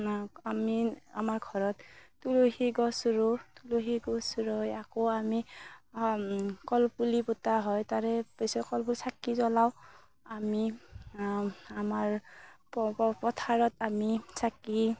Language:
Assamese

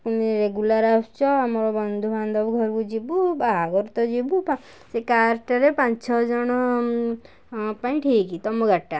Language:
Odia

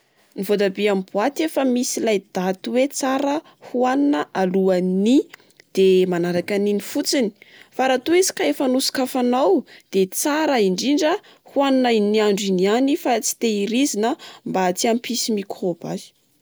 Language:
Malagasy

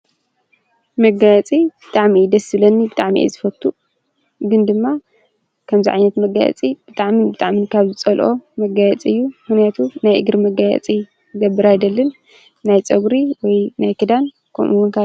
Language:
Tigrinya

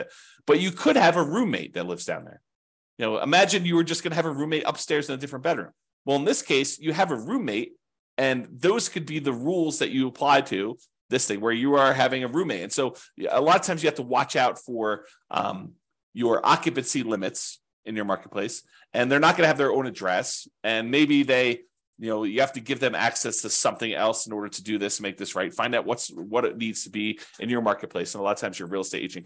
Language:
English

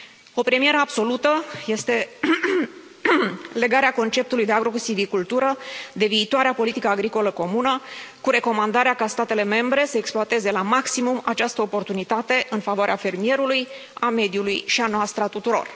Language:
Romanian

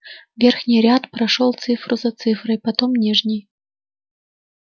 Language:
Russian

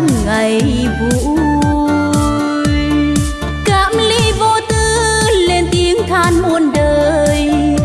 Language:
Vietnamese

